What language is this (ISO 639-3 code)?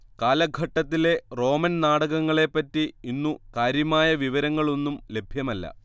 mal